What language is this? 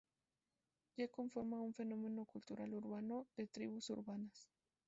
Spanish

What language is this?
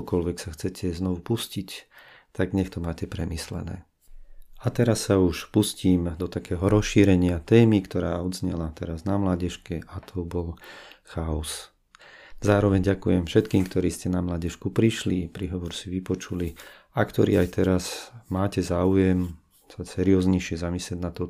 Slovak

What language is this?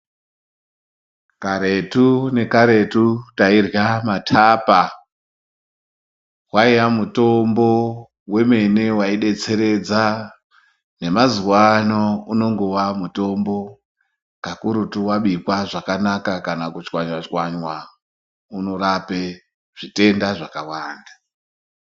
Ndau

